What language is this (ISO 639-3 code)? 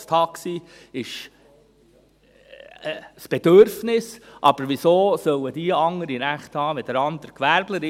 gsw